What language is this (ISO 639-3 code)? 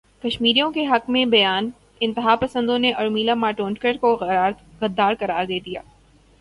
urd